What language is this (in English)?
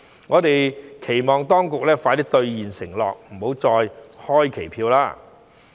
Cantonese